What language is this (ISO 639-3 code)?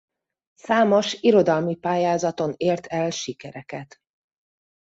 hun